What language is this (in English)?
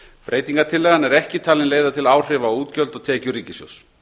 Icelandic